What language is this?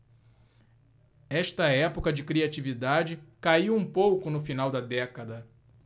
Portuguese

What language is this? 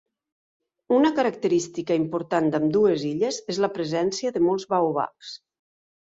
Catalan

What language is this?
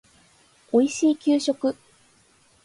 Japanese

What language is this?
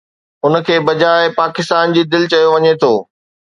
Sindhi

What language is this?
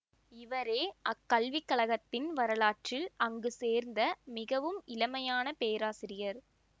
Tamil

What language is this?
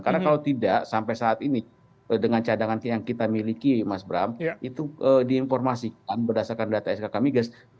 Indonesian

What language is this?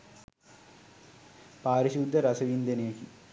Sinhala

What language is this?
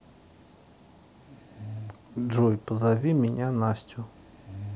Russian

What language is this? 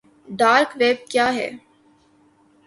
Urdu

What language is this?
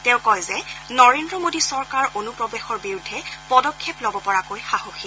Assamese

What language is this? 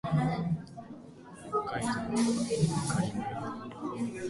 Japanese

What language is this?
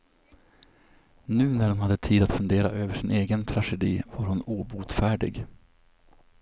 Swedish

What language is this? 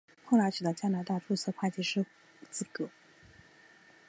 Chinese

